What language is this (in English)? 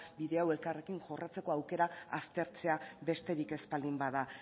Basque